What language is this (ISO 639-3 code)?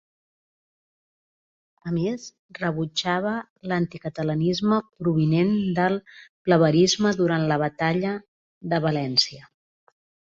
cat